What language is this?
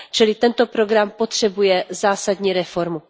Czech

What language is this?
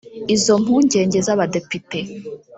Kinyarwanda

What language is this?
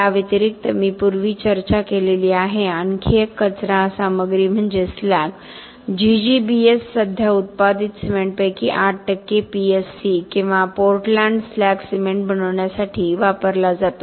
Marathi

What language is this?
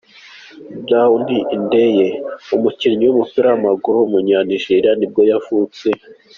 Kinyarwanda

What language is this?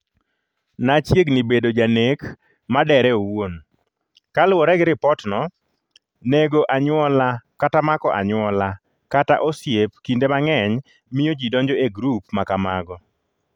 Luo (Kenya and Tanzania)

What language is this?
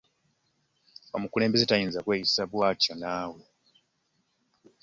Ganda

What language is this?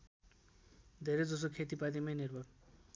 Nepali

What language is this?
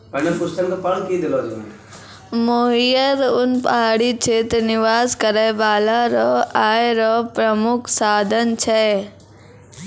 Maithili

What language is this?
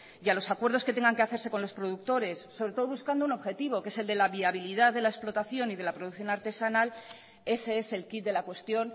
Spanish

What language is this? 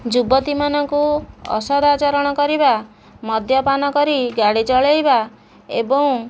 Odia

